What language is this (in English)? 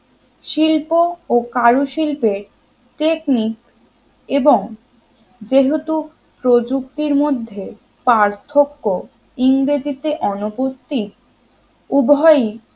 Bangla